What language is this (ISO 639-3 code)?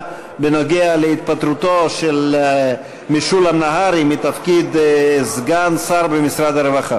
heb